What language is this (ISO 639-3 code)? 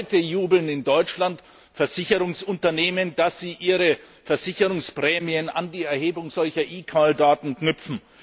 deu